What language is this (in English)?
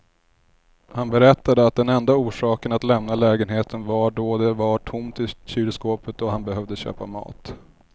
Swedish